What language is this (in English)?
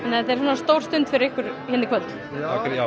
Icelandic